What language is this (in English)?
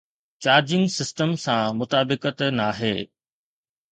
Sindhi